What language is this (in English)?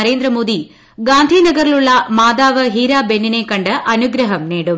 Malayalam